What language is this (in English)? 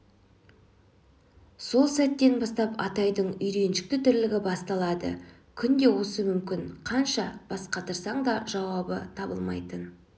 Kazakh